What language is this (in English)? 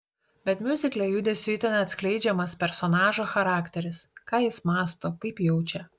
Lithuanian